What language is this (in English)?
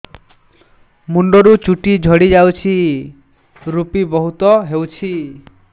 Odia